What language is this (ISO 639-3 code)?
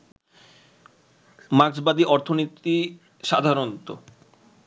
ben